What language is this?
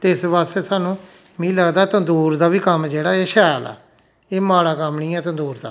Dogri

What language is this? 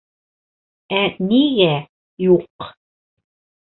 Bashkir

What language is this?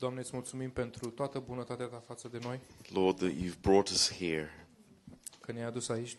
Romanian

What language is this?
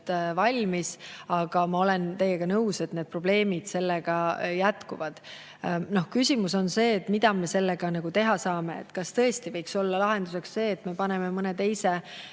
Estonian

